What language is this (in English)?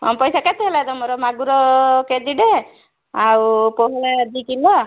Odia